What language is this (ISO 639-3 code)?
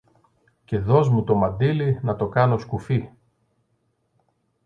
ell